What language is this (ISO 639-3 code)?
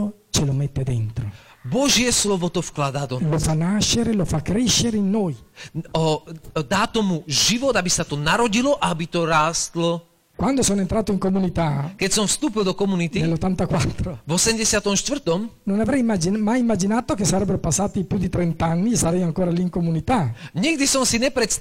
slk